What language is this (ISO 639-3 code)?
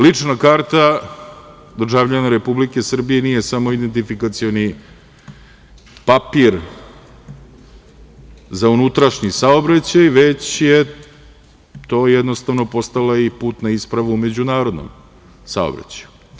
srp